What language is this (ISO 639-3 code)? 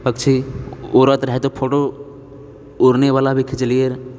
mai